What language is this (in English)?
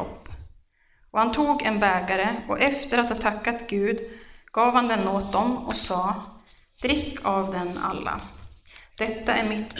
Swedish